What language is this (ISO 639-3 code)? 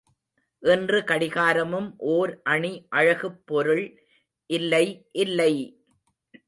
tam